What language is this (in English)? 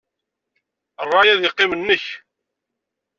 Kabyle